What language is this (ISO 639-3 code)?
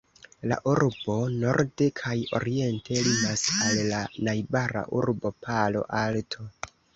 epo